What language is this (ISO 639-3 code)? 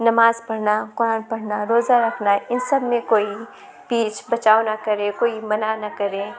urd